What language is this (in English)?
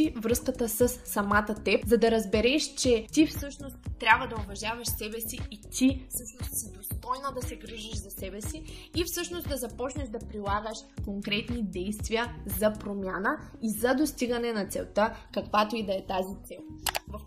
Bulgarian